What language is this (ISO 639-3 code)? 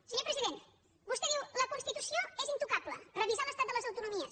cat